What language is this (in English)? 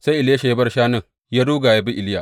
Hausa